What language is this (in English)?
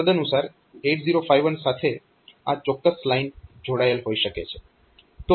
Gujarati